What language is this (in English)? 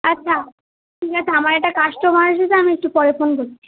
Bangla